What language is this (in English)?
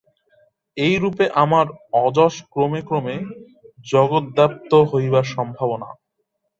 Bangla